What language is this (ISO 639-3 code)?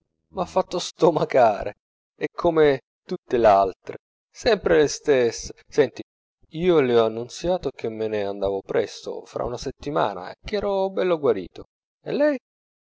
ita